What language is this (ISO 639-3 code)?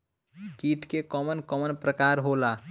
bho